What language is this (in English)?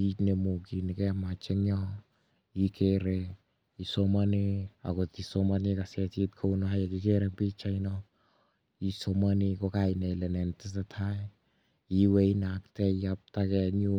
Kalenjin